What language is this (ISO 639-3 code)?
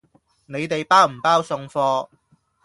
yue